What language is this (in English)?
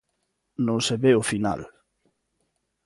Galician